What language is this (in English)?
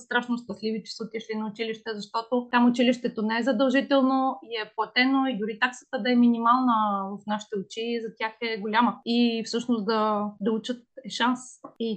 Bulgarian